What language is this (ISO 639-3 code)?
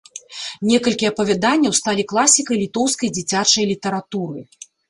bel